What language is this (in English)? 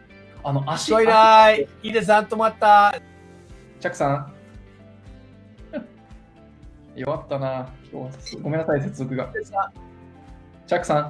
Japanese